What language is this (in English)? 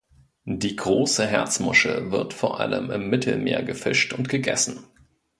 German